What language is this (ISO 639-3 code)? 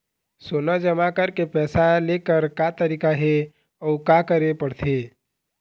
hne